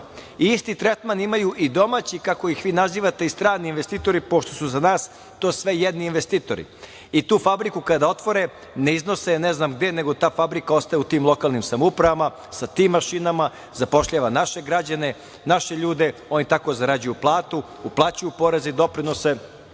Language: Serbian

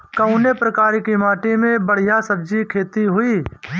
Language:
Bhojpuri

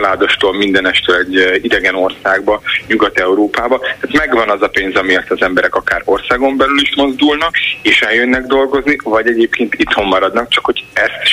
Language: Hungarian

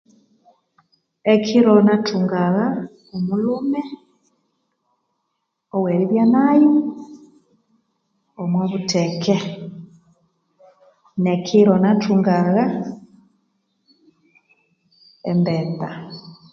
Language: Konzo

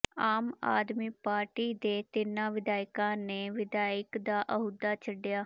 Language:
Punjabi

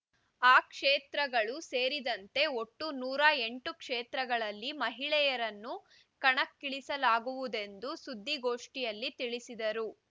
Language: Kannada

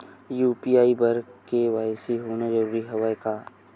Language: Chhattisgarhi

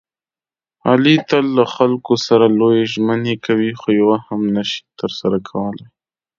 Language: Pashto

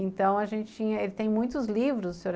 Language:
Portuguese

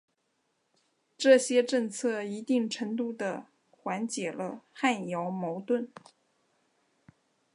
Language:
Chinese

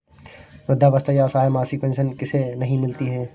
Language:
Hindi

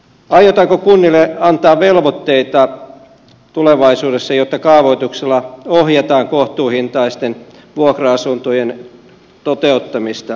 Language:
Finnish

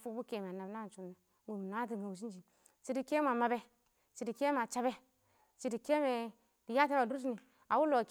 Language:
Awak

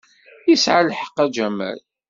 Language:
Kabyle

